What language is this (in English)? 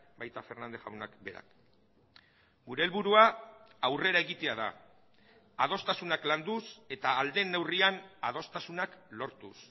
Basque